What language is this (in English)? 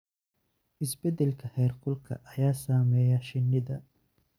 Somali